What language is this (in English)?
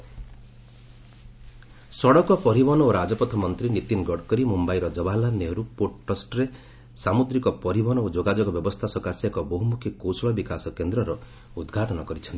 Odia